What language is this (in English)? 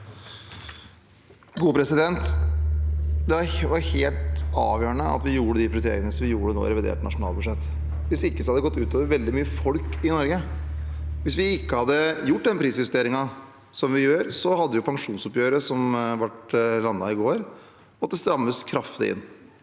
Norwegian